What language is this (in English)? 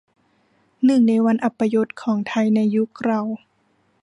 Thai